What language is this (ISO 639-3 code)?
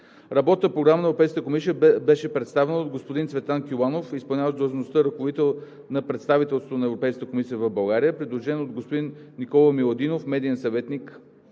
bul